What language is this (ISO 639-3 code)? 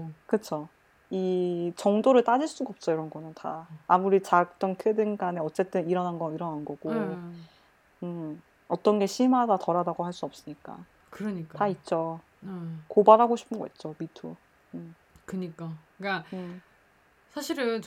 kor